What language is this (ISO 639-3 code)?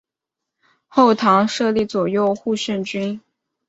zho